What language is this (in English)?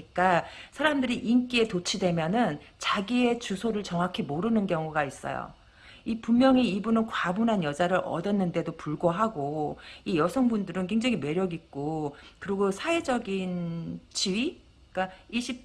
Korean